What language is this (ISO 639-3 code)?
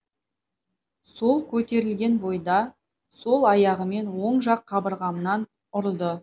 kaz